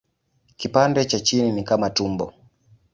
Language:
Swahili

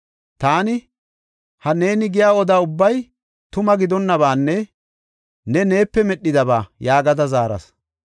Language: Gofa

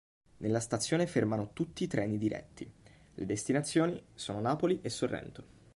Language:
Italian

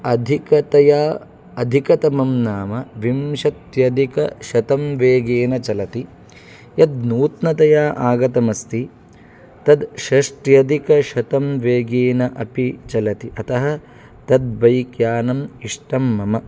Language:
Sanskrit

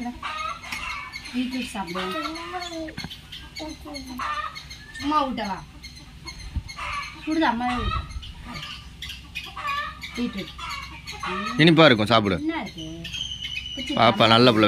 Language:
Indonesian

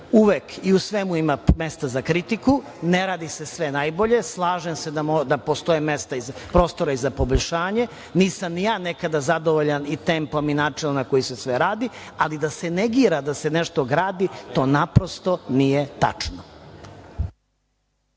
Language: Serbian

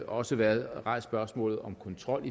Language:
Danish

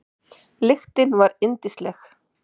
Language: Icelandic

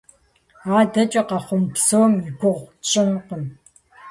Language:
Kabardian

